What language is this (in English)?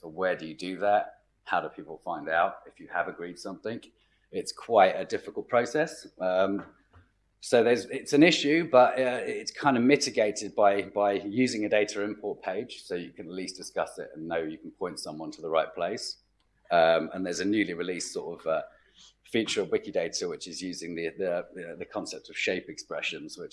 English